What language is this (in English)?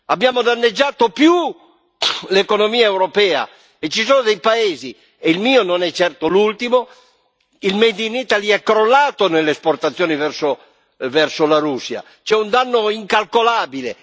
Italian